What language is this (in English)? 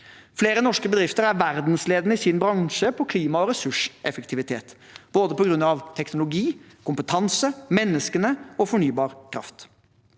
Norwegian